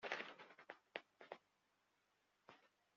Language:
Kabyle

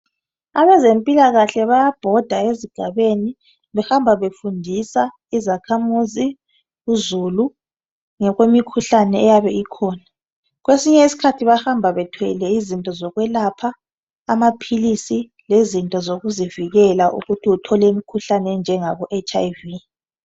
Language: North Ndebele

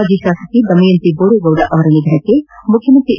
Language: Kannada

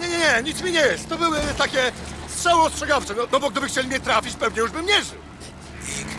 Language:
Polish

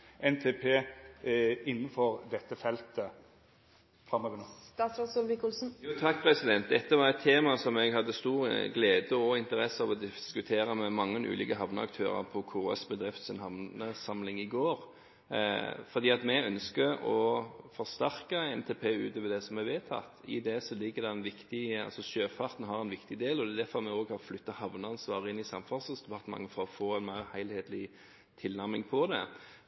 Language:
Norwegian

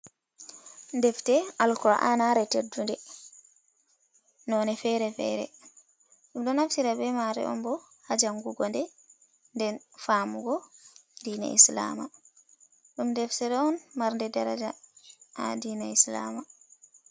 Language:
Fula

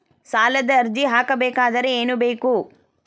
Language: Kannada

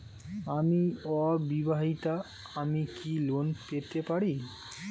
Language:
Bangla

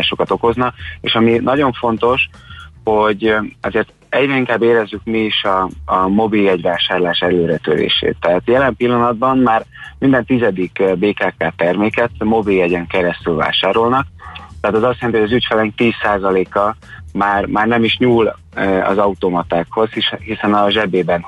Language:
Hungarian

